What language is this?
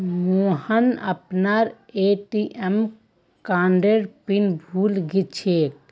Magahi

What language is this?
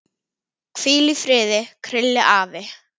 Icelandic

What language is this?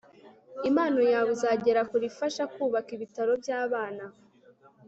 Kinyarwanda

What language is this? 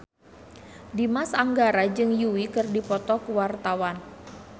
Sundanese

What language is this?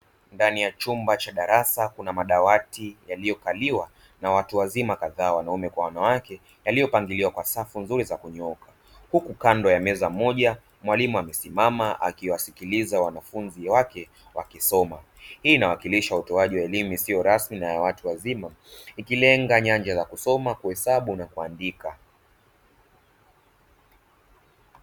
Swahili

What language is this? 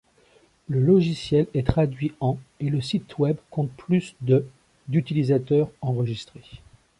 French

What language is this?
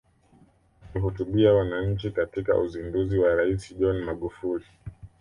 Swahili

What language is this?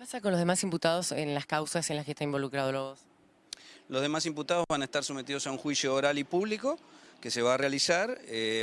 Spanish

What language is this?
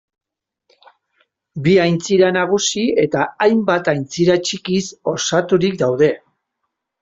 Basque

